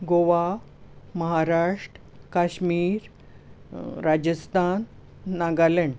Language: Konkani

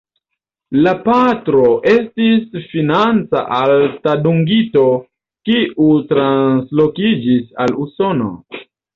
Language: Esperanto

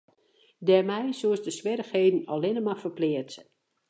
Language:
Western Frisian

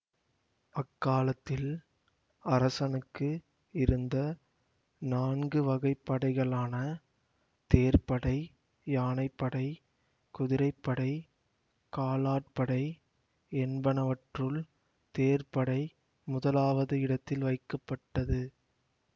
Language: Tamil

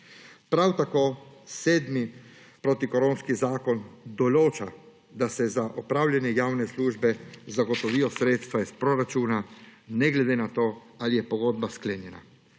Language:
Slovenian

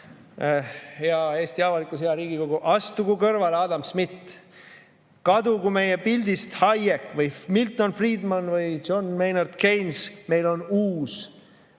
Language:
Estonian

